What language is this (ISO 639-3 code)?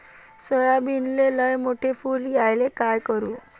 mar